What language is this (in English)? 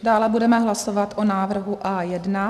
Czech